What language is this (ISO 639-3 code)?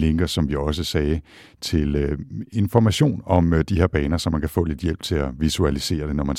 dan